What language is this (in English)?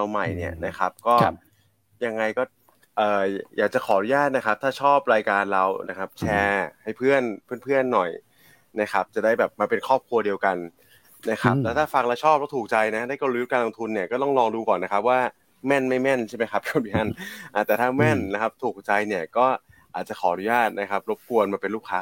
Thai